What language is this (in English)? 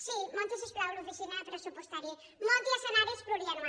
Catalan